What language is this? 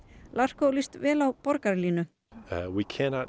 Icelandic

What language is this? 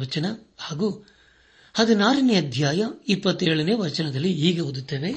Kannada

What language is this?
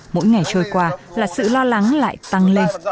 Vietnamese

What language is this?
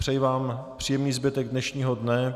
Czech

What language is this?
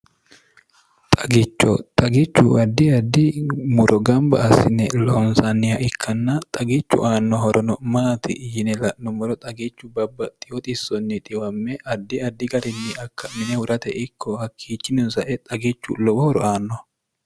Sidamo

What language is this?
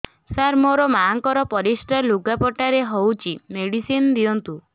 Odia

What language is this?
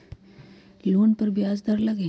Magahi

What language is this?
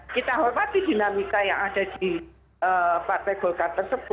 Indonesian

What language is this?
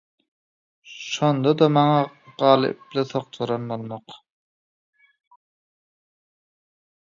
Turkmen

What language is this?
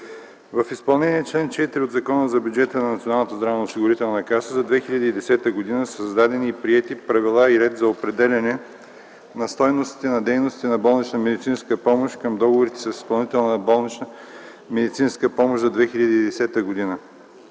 Bulgarian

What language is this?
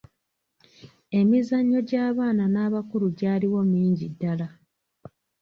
Ganda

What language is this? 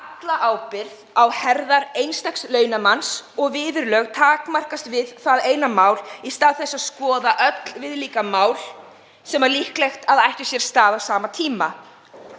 Icelandic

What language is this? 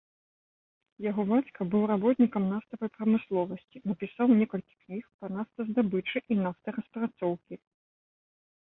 Belarusian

